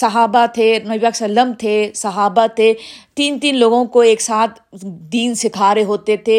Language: Urdu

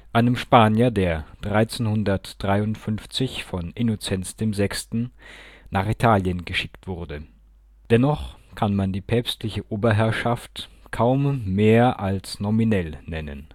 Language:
German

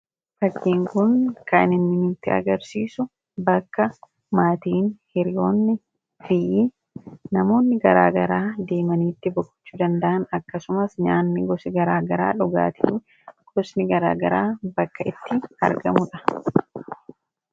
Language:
Oromo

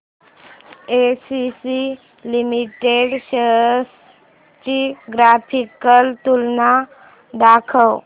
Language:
Marathi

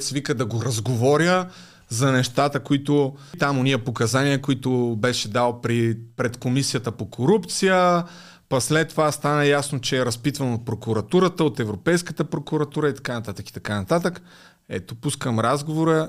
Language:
Bulgarian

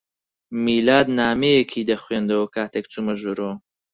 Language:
Central Kurdish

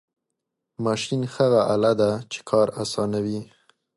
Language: Pashto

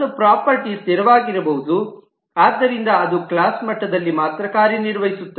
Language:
Kannada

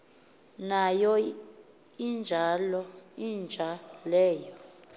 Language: Xhosa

